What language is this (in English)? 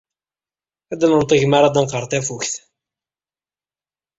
Kabyle